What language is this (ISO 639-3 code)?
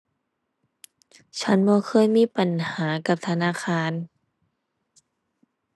tha